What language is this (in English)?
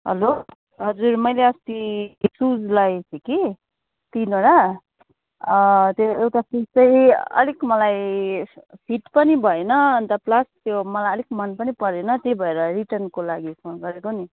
Nepali